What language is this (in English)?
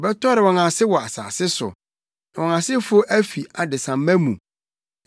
Akan